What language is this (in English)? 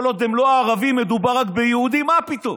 Hebrew